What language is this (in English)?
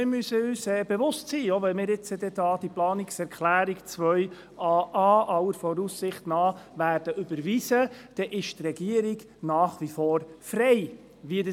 Swiss German